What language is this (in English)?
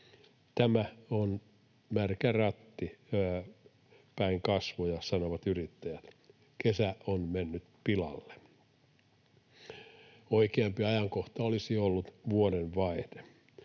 Finnish